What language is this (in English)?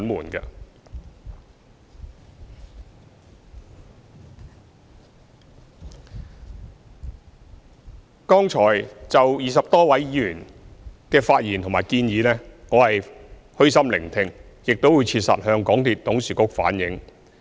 Cantonese